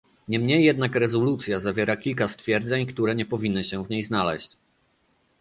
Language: Polish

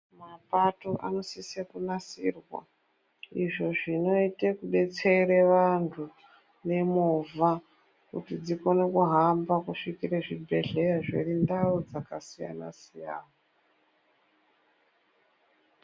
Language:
Ndau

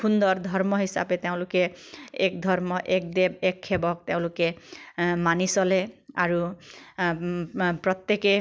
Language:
Assamese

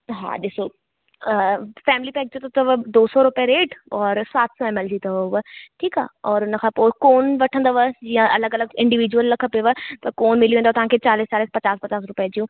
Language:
Sindhi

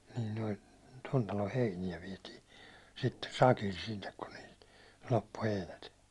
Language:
Finnish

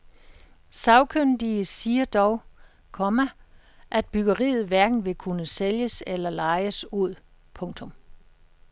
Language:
Danish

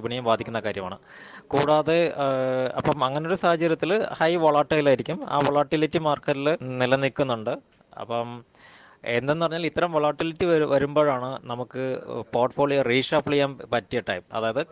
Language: Malayalam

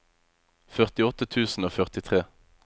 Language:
Norwegian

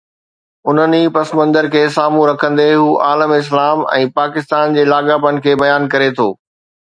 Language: Sindhi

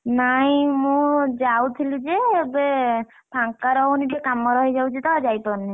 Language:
Odia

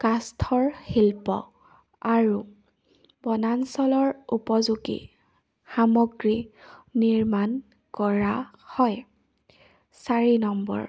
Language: Assamese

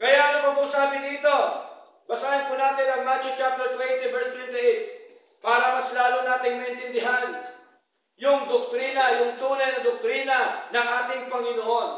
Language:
Filipino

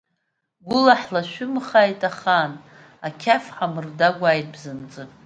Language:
Abkhazian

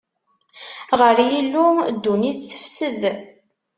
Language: Kabyle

